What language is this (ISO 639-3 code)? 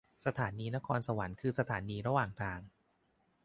tha